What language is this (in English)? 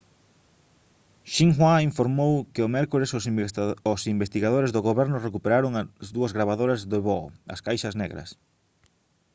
Galician